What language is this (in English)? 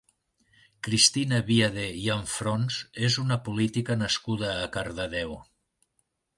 Catalan